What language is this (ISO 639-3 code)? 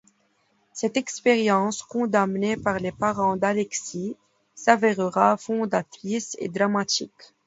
fra